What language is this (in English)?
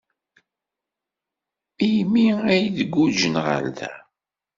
Kabyle